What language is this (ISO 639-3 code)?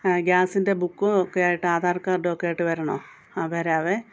mal